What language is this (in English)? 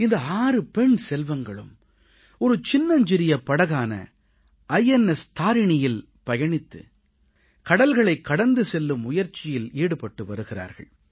Tamil